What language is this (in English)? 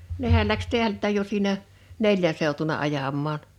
Finnish